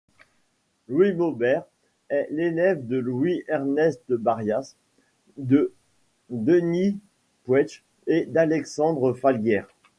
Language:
French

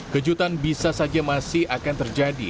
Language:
Indonesian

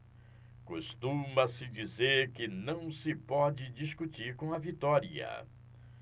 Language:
Portuguese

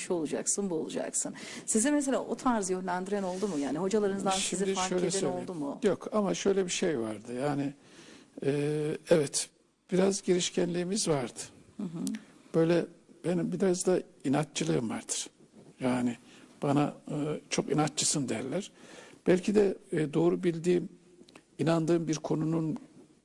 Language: Turkish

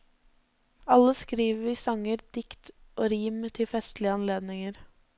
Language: Norwegian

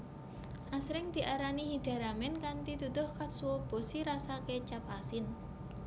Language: Javanese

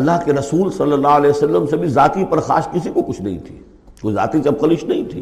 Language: Urdu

